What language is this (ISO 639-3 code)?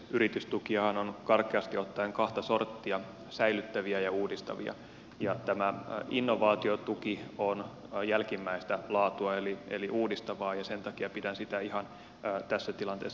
fin